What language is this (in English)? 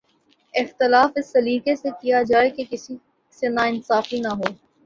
Urdu